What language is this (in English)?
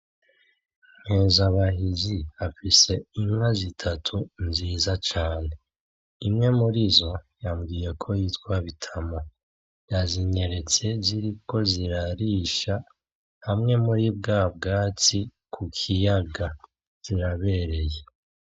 Rundi